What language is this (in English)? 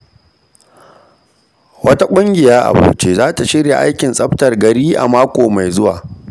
Hausa